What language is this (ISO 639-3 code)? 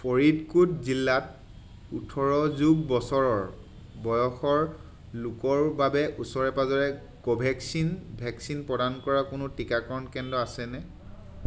asm